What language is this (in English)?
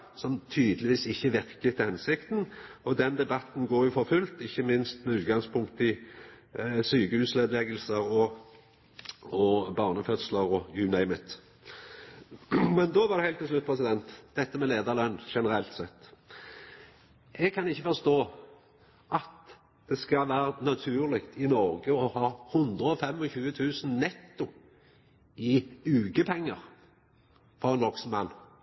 Norwegian Nynorsk